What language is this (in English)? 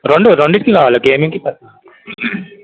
Telugu